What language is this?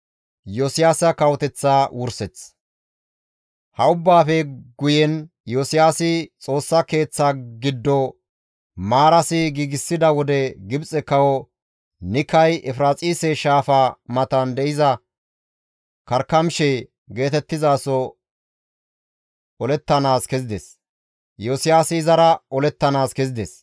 Gamo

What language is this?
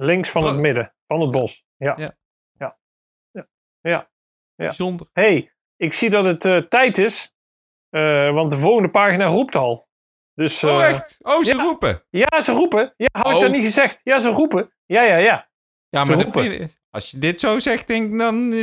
Dutch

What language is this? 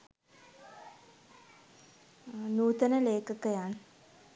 Sinhala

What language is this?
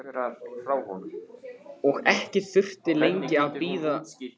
Icelandic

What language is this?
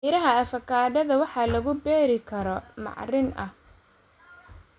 Somali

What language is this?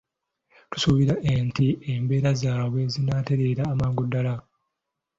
Ganda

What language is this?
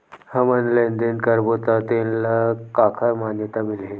Chhattisgarhi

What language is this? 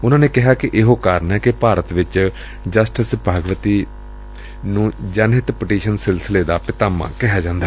Punjabi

